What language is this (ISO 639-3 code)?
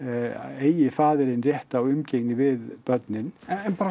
isl